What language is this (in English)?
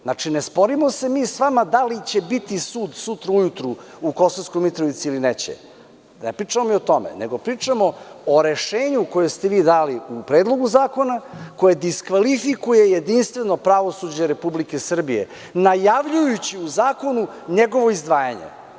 Serbian